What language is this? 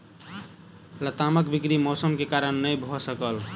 Maithili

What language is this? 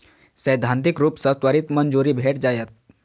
Maithili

